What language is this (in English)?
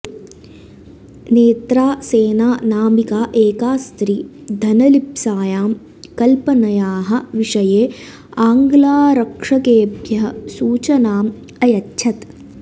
Sanskrit